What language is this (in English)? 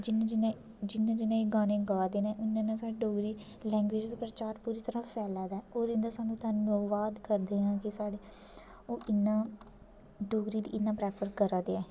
Dogri